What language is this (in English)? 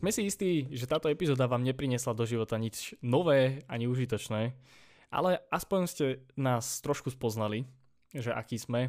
Slovak